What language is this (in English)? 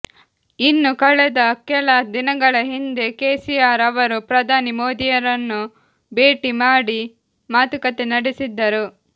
Kannada